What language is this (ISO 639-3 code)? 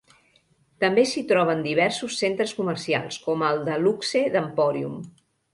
cat